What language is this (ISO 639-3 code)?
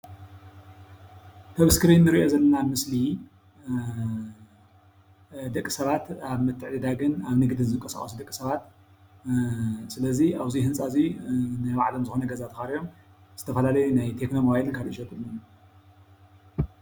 tir